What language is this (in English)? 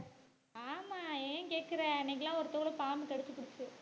Tamil